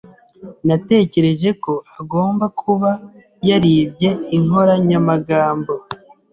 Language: Kinyarwanda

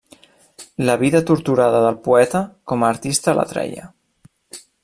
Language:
Catalan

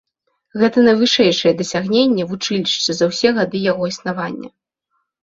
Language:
Belarusian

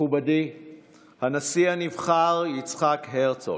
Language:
Hebrew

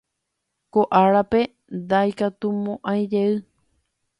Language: Guarani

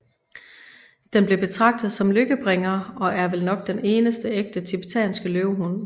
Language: Danish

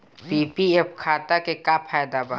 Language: Bhojpuri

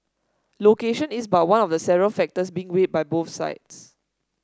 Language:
English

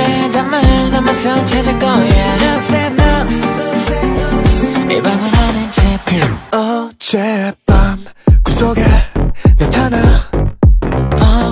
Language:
Korean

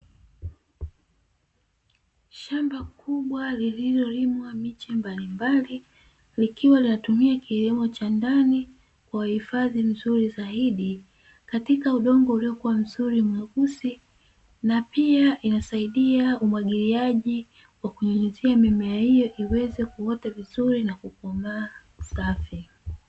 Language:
Swahili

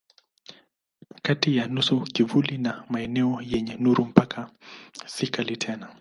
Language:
Swahili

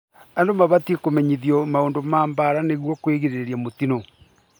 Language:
Kikuyu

